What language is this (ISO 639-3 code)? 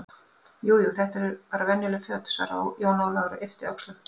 isl